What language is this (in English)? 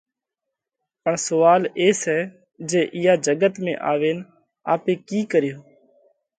Parkari Koli